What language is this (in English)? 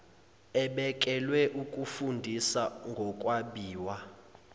Zulu